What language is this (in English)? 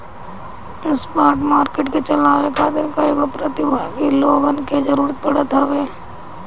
Bhojpuri